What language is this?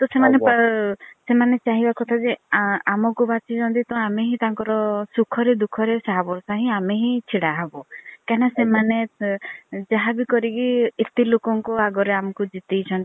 Odia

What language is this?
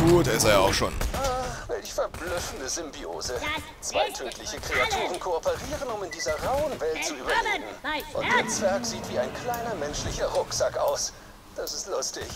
German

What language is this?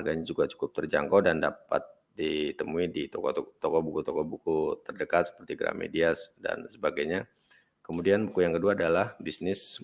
Indonesian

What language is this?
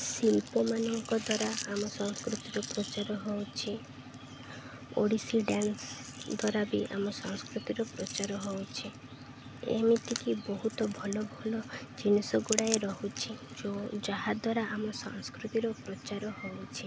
Odia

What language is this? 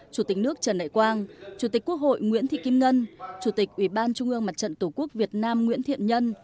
Vietnamese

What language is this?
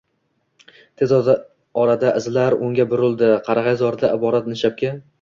Uzbek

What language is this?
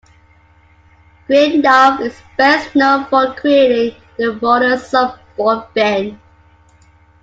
English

